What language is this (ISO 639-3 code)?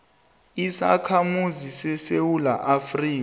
nbl